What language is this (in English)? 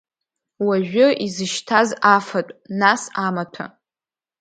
Abkhazian